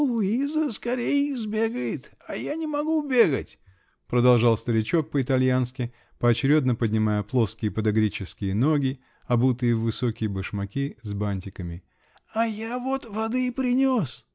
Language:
Russian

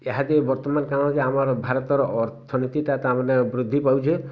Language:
Odia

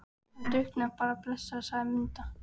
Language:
Icelandic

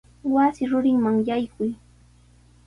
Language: Sihuas Ancash Quechua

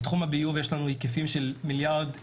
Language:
Hebrew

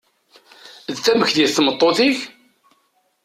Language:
Kabyle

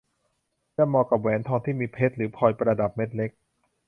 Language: Thai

